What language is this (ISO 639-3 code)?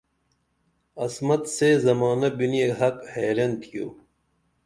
dml